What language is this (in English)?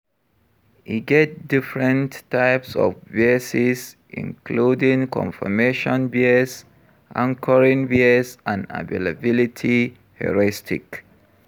Nigerian Pidgin